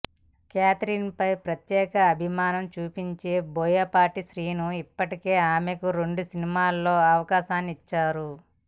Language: Telugu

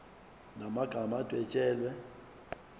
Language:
Zulu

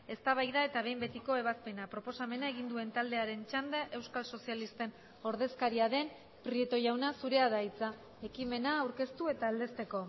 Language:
Basque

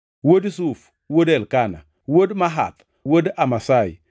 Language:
Luo (Kenya and Tanzania)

